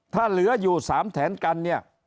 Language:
Thai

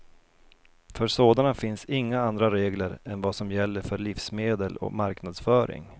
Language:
Swedish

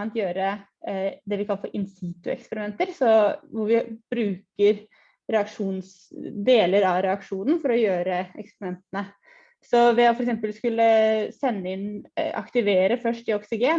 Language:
Norwegian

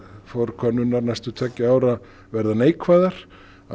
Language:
Icelandic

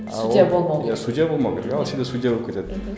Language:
Kazakh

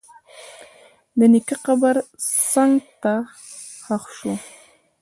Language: Pashto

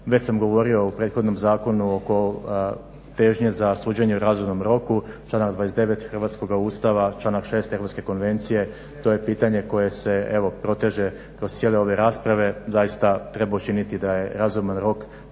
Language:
Croatian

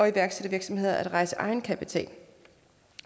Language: Danish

